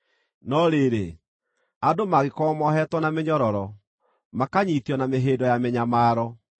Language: Kikuyu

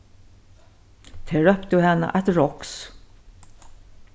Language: Faroese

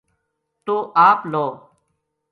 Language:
Gujari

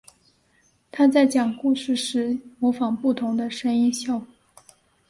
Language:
Chinese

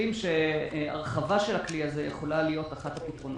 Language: Hebrew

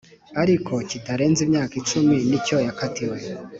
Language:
Kinyarwanda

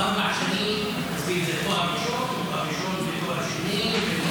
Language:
Hebrew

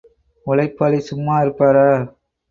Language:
Tamil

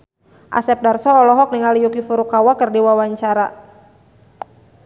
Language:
Sundanese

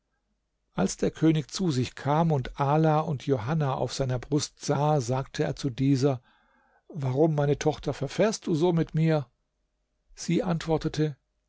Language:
German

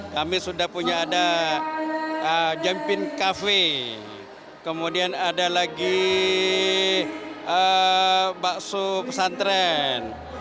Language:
Indonesian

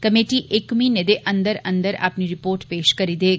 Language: Dogri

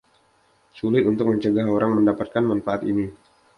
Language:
Indonesian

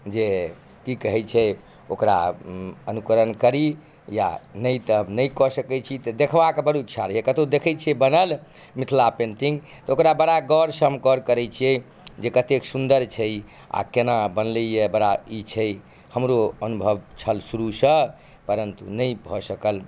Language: Maithili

